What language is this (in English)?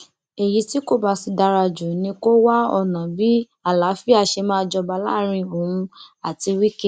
Yoruba